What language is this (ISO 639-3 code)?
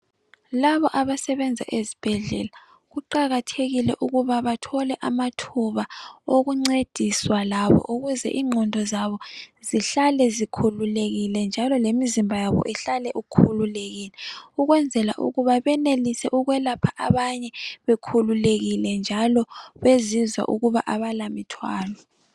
nde